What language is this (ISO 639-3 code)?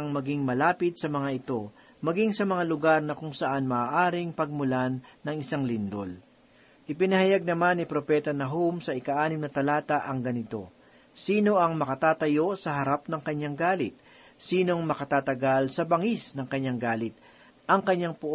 fil